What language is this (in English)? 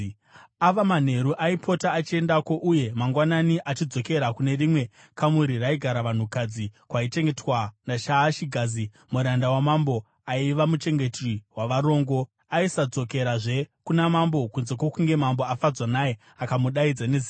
Shona